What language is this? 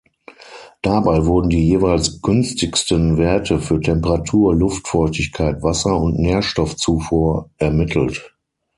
German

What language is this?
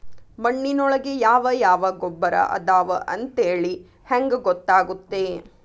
Kannada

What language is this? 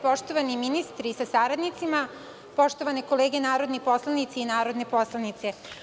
Serbian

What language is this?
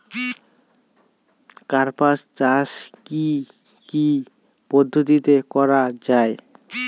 Bangla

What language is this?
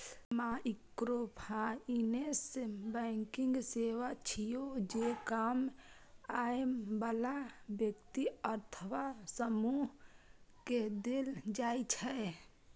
Maithili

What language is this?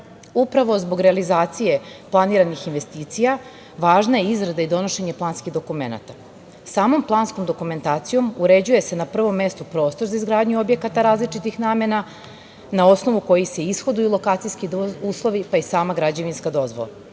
Serbian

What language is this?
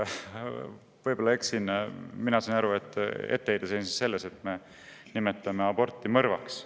Estonian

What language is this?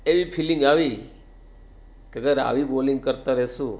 Gujarati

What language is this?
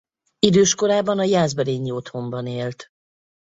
Hungarian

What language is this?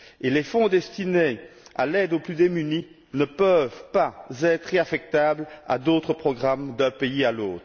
French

